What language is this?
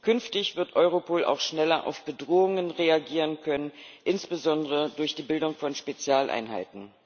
German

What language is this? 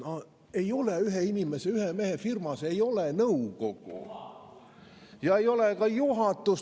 Estonian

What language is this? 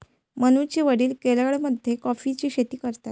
Marathi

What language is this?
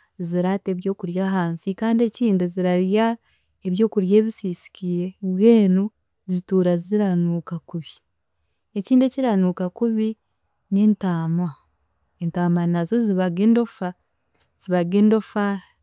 Chiga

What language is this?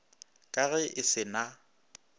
Northern Sotho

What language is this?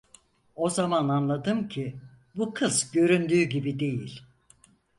Turkish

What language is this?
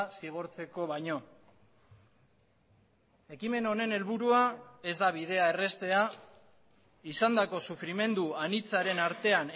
Basque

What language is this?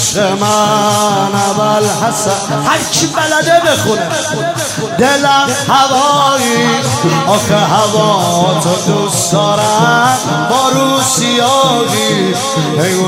Persian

